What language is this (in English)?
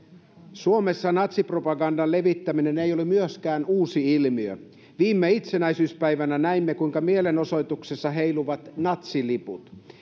Finnish